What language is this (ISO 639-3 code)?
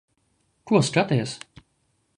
lav